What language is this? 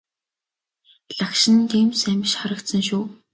Mongolian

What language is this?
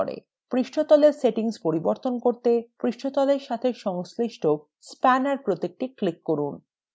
Bangla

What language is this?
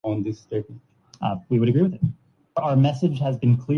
Urdu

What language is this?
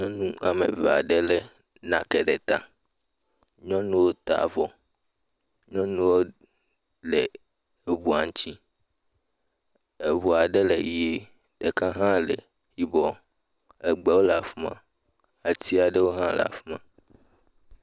Ewe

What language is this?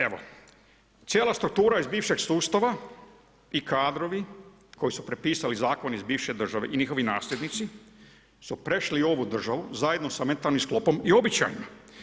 Croatian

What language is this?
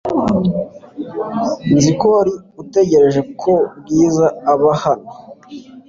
Kinyarwanda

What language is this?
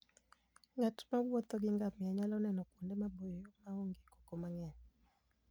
Luo (Kenya and Tanzania)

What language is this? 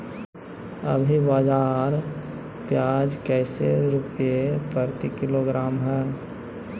Magahi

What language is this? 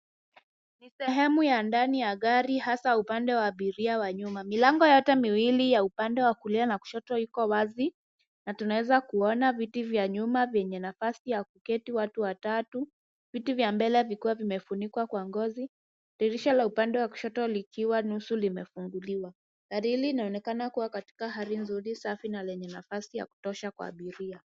Swahili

